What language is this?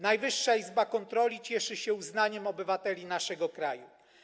Polish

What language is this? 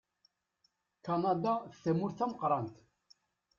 Kabyle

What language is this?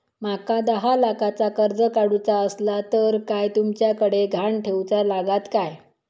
Marathi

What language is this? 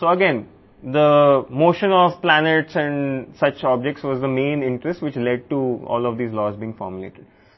Telugu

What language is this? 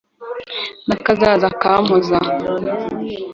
Kinyarwanda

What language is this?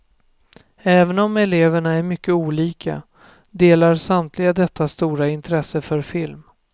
Swedish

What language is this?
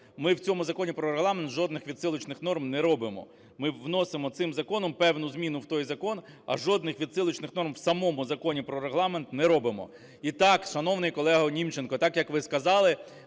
Ukrainian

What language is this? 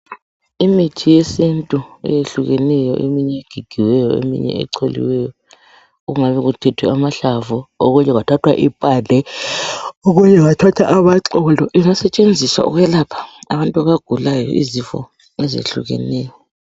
North Ndebele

